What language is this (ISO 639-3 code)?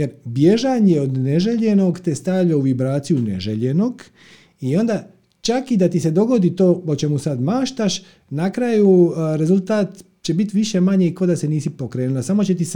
hrv